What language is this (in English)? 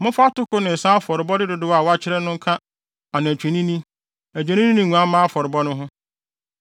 Akan